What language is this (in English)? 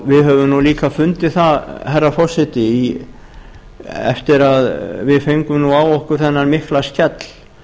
Icelandic